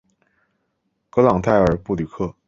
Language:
Chinese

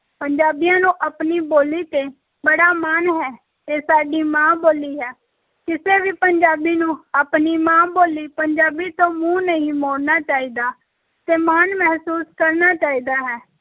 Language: Punjabi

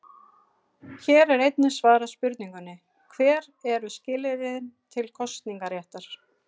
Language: Icelandic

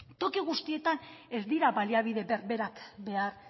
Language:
Basque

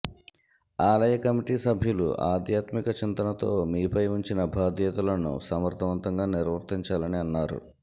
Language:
Telugu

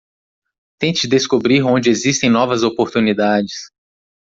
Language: Portuguese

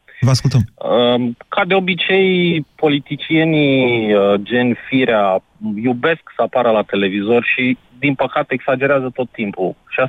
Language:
Romanian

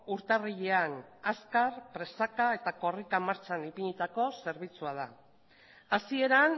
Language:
Basque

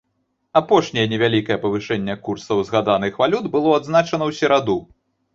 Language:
Belarusian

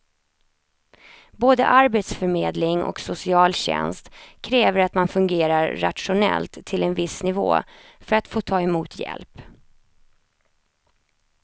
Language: Swedish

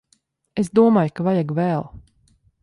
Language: Latvian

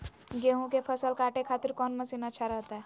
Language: Magahi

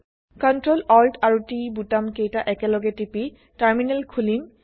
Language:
Assamese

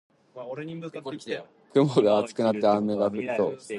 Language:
Japanese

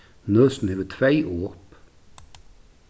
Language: Faroese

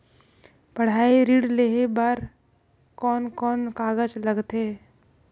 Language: Chhattisgarhi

